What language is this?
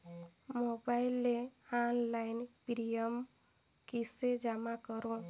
Chhattisgarhi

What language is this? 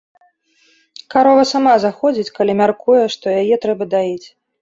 Belarusian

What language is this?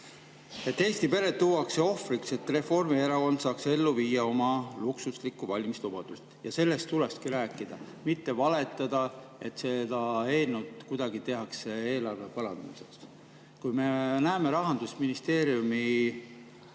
Estonian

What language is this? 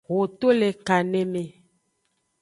Aja (Benin)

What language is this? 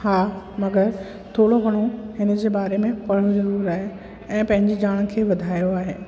Sindhi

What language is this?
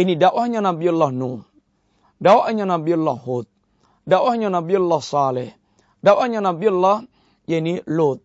Malay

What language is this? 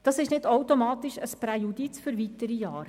Swiss German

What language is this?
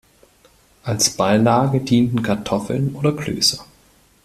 German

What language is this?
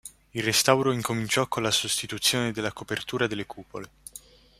Italian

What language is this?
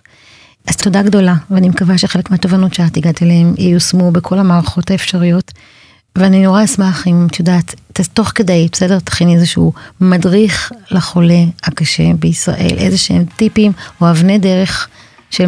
Hebrew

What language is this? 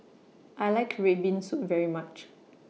English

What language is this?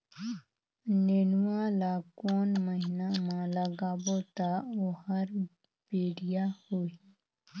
Chhattisgarhi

